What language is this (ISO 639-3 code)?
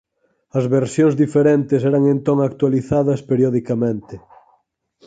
glg